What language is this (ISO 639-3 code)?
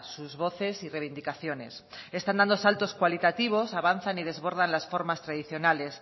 spa